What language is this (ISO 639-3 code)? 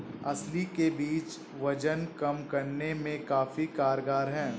hin